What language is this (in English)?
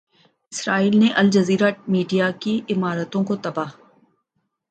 Urdu